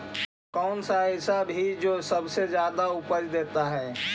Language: Magahi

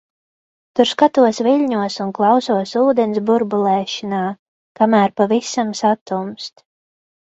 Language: Latvian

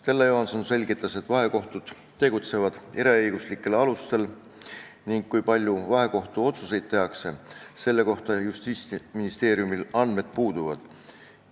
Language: Estonian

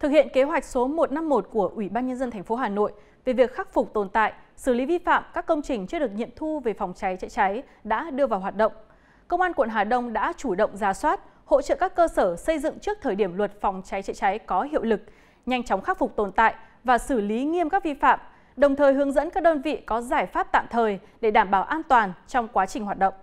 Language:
Vietnamese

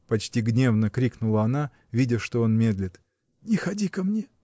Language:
Russian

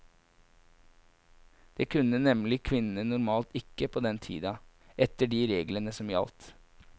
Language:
Norwegian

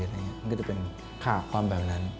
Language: Thai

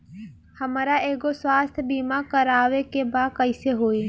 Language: Bhojpuri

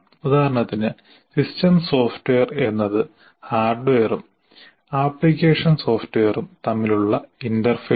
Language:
Malayalam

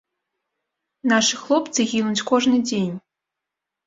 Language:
Belarusian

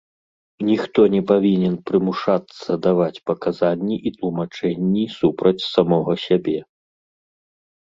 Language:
Belarusian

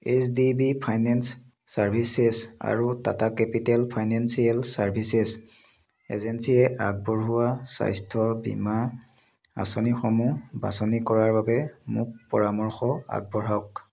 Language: Assamese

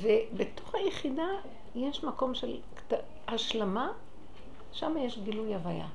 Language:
Hebrew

